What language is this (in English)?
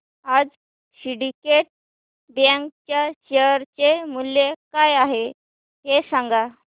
Marathi